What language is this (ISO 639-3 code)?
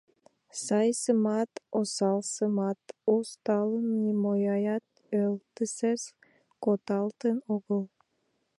chm